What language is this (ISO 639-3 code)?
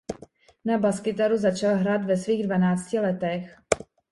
ces